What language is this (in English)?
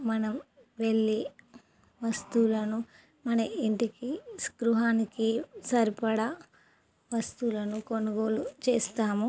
Telugu